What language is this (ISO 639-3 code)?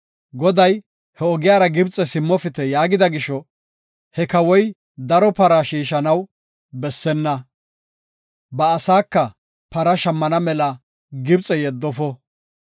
gof